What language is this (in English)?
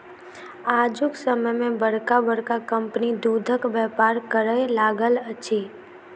Maithili